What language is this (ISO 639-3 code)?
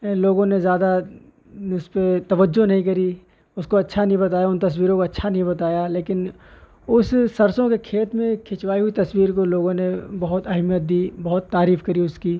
urd